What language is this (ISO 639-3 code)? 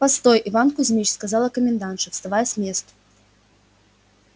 rus